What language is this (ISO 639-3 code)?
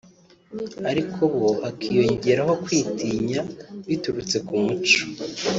kin